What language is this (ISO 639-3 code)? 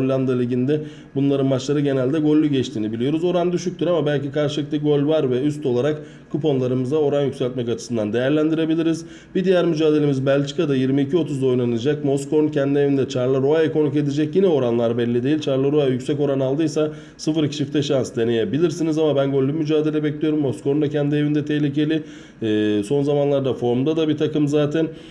tur